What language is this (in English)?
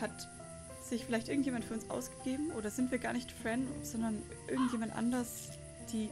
German